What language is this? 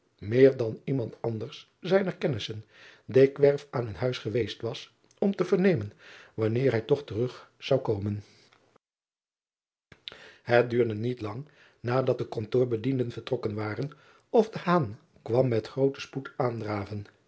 Dutch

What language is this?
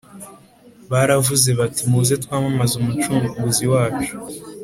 Kinyarwanda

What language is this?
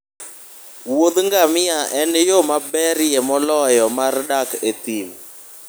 Luo (Kenya and Tanzania)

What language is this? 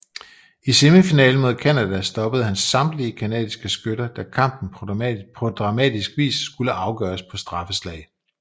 Danish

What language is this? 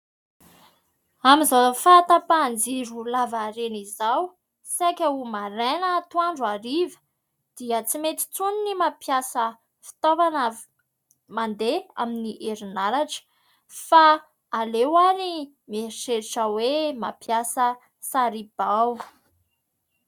Malagasy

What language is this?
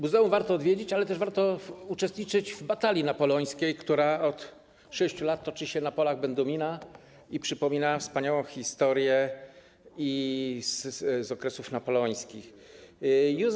Polish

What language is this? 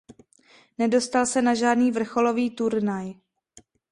Czech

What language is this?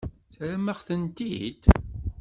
Kabyle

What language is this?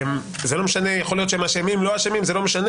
Hebrew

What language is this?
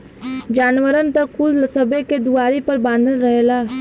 Bhojpuri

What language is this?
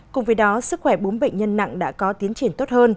Vietnamese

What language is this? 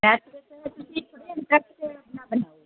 Punjabi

